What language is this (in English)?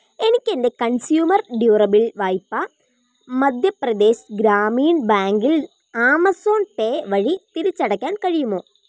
Malayalam